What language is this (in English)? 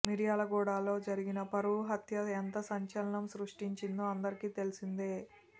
Telugu